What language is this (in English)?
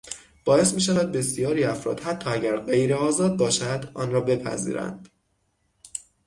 Persian